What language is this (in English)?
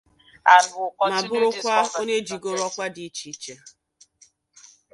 Igbo